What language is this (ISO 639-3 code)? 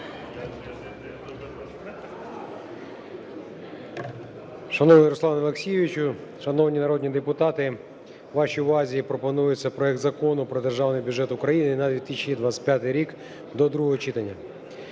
ukr